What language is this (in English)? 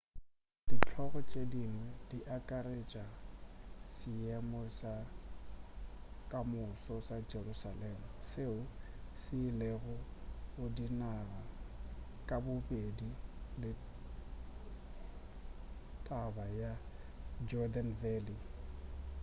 Northern Sotho